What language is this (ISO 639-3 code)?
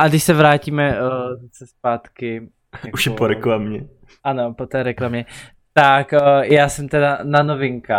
ces